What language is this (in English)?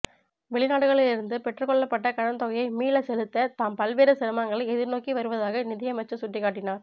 Tamil